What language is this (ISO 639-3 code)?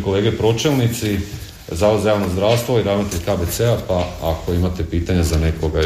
hrv